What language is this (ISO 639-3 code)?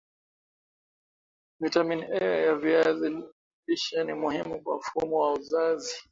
swa